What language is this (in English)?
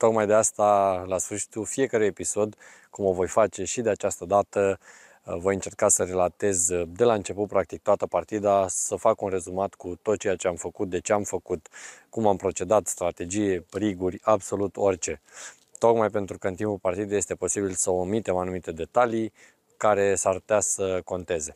Romanian